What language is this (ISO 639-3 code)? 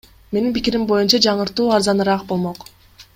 kir